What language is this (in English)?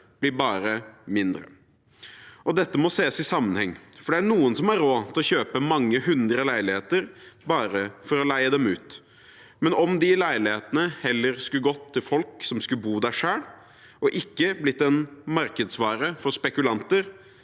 Norwegian